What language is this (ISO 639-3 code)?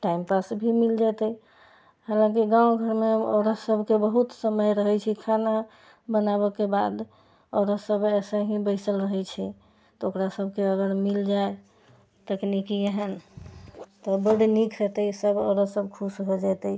mai